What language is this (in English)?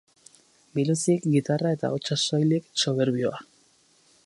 Basque